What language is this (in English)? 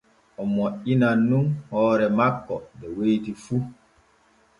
Borgu Fulfulde